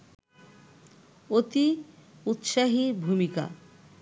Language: Bangla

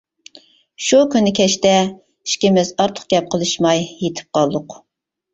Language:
Uyghur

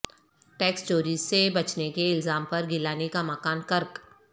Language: Urdu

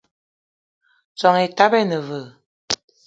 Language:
Eton (Cameroon)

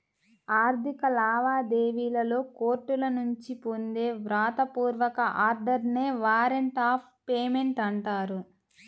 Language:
Telugu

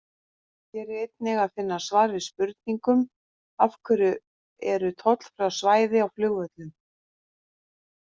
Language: Icelandic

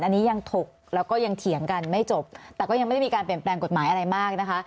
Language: Thai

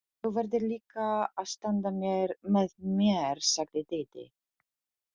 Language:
Icelandic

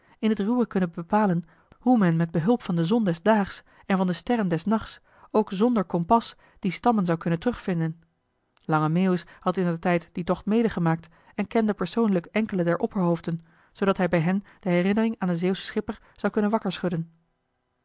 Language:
Dutch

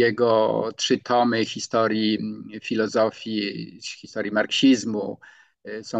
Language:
Polish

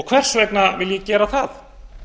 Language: Icelandic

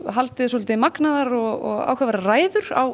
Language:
Icelandic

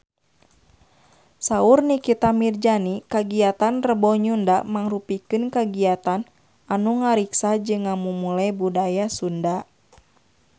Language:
Sundanese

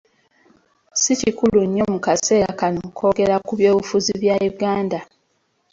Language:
Ganda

